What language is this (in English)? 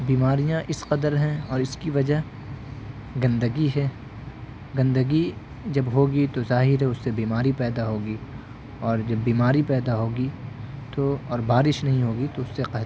Urdu